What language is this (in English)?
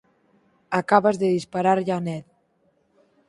Galician